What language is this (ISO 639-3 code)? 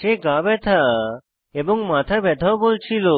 ben